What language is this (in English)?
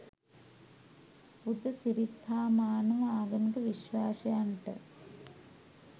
Sinhala